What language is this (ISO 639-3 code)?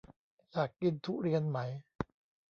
tha